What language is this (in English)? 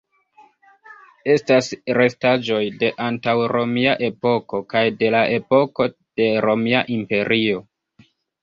Esperanto